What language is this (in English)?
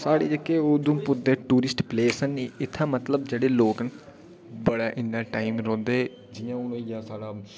Dogri